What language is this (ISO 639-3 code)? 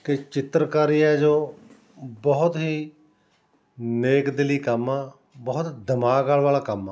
pan